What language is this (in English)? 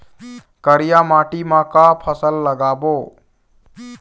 Chhattisgarhi